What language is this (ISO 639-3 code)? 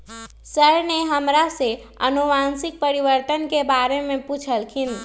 mag